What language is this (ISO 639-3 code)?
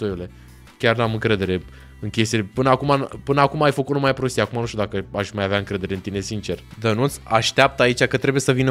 ron